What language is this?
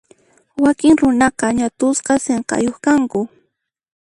Puno Quechua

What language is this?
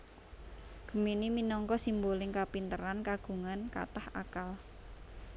Javanese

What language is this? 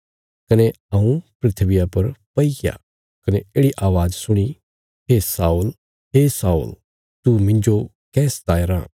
Bilaspuri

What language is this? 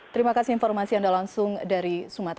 Indonesian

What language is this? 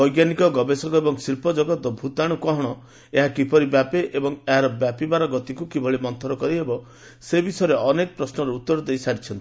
Odia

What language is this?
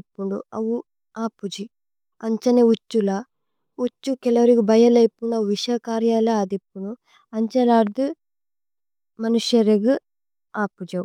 Tulu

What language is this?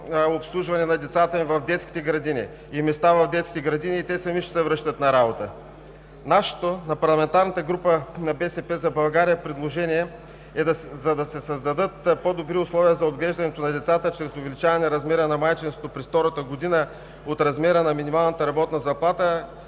Bulgarian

